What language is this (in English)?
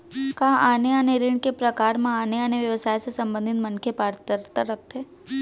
Chhattisgarhi